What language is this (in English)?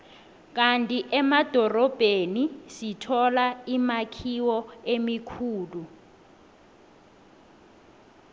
South Ndebele